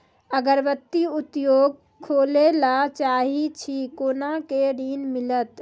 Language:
Maithili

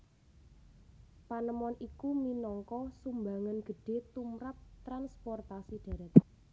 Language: Javanese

